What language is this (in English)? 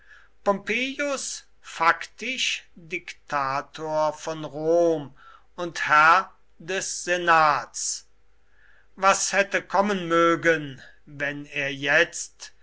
German